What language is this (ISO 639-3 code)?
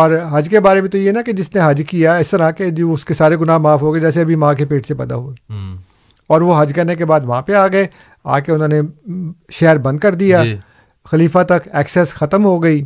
urd